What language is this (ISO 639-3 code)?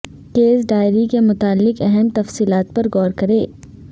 urd